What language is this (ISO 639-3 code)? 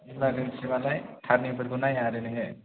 brx